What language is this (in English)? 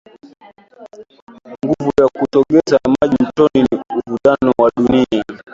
Swahili